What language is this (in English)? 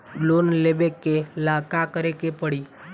Bhojpuri